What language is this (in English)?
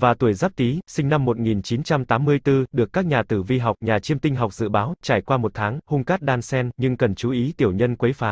Vietnamese